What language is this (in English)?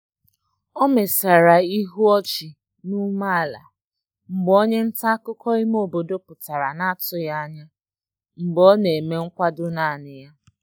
Igbo